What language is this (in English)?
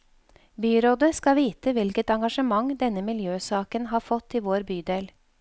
Norwegian